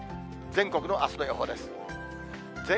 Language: Japanese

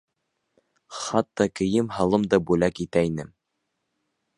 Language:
Bashkir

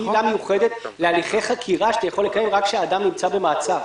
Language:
Hebrew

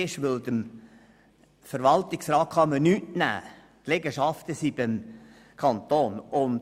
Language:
Swiss German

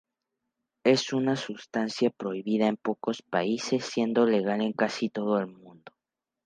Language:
Spanish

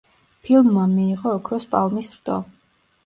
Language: Georgian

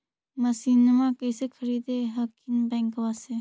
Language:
Magahi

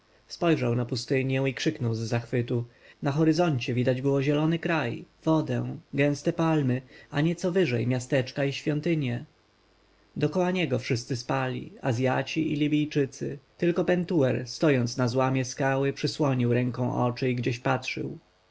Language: Polish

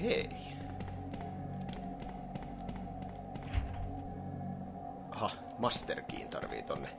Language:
Finnish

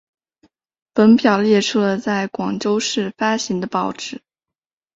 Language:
Chinese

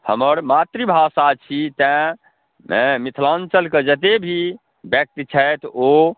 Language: Maithili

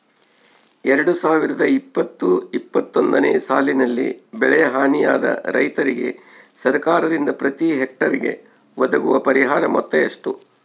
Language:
Kannada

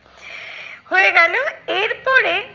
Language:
Bangla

